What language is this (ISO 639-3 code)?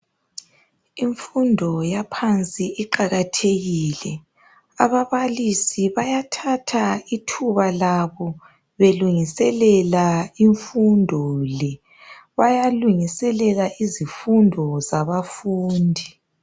nde